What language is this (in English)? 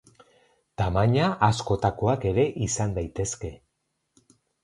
Basque